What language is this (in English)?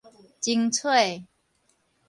Min Nan Chinese